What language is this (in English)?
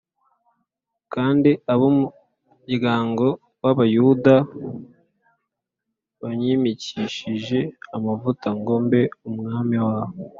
Kinyarwanda